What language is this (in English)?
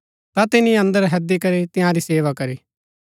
Gaddi